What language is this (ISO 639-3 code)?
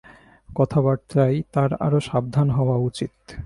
ben